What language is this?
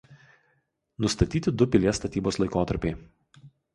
Lithuanian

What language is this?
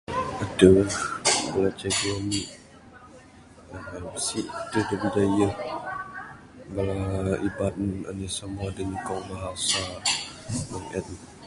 Bukar-Sadung Bidayuh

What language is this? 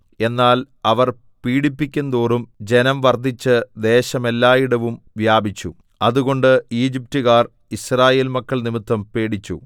Malayalam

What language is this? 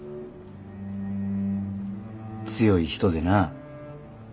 Japanese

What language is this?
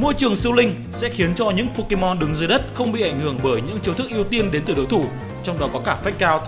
Vietnamese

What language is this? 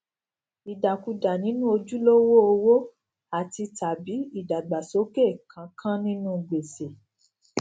Yoruba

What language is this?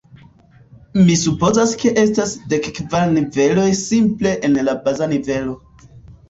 Esperanto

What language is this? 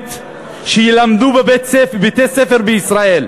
Hebrew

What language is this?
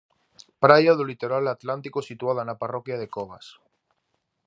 Galician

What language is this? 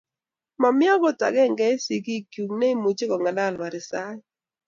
Kalenjin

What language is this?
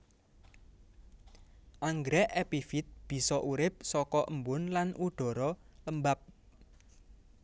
Javanese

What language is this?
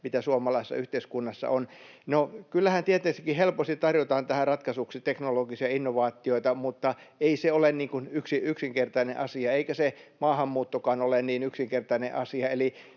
Finnish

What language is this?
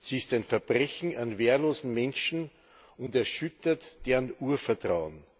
German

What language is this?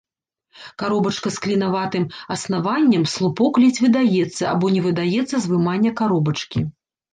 Belarusian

